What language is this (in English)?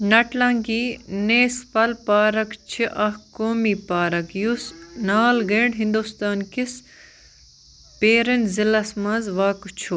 Kashmiri